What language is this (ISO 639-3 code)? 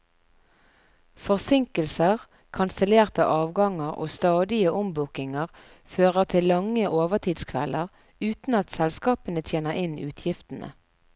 nor